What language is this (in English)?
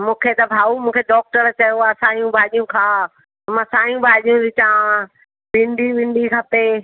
Sindhi